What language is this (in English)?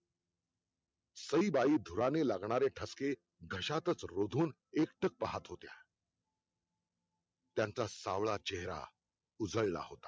Marathi